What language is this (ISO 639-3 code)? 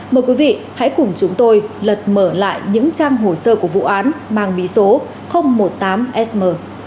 vie